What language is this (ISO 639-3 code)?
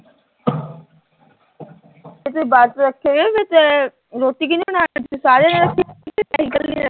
pan